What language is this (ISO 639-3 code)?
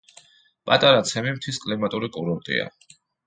kat